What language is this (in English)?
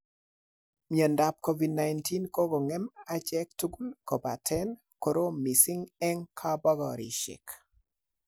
Kalenjin